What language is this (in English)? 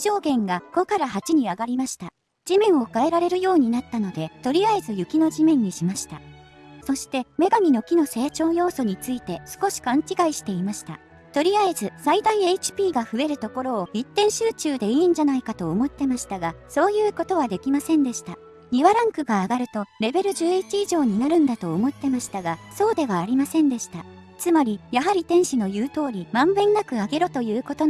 Japanese